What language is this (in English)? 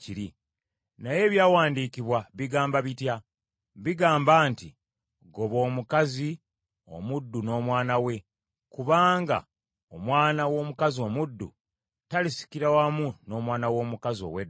Ganda